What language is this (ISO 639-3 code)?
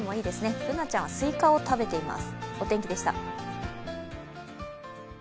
jpn